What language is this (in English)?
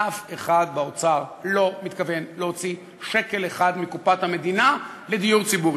Hebrew